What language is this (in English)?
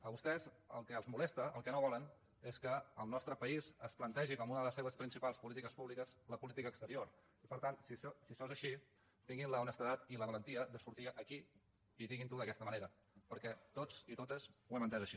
Catalan